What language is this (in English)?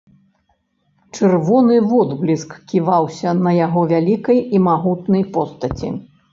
Belarusian